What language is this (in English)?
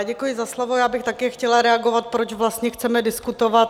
Czech